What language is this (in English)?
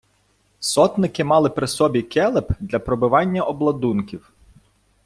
Ukrainian